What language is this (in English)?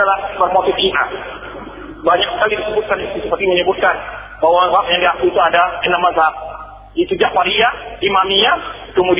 Malay